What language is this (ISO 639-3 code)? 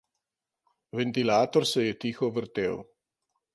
slv